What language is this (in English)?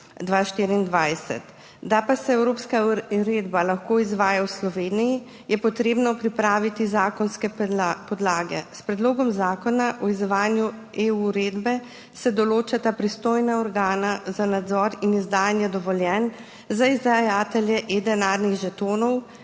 Slovenian